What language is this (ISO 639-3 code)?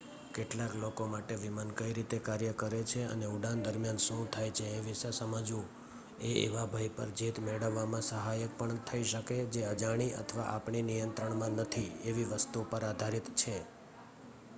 guj